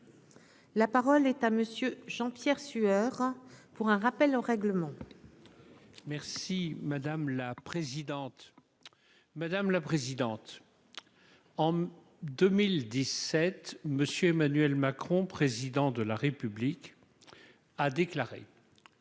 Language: French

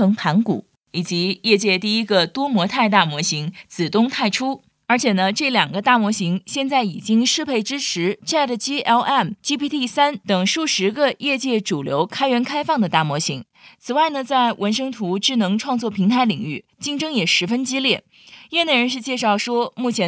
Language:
Chinese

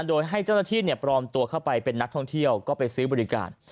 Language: Thai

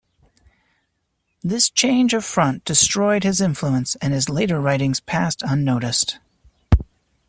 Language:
English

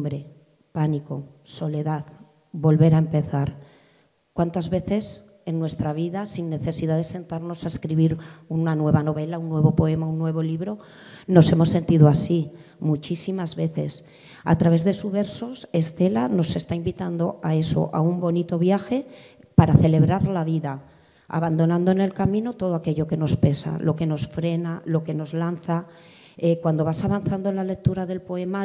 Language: Spanish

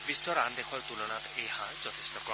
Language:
Assamese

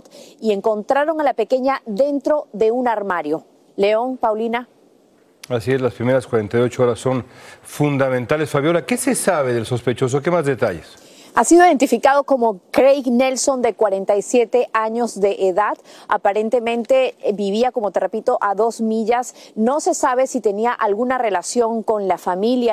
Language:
Spanish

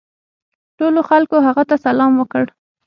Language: Pashto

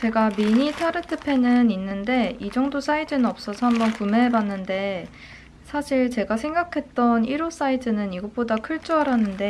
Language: Korean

